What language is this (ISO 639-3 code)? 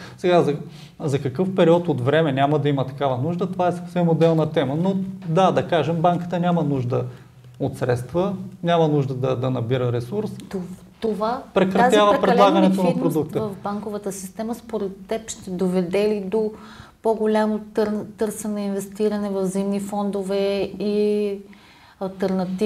bul